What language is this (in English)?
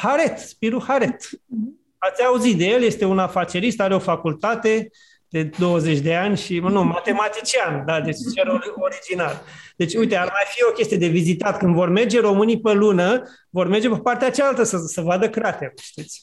Romanian